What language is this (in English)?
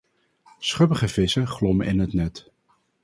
Dutch